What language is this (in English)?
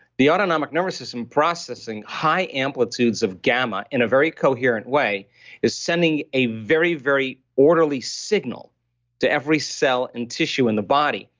English